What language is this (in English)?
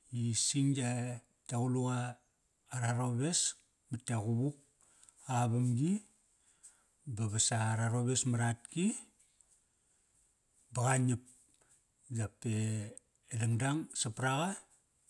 Kairak